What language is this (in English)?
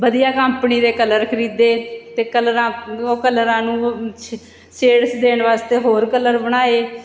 Punjabi